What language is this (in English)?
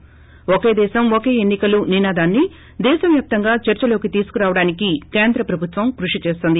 Telugu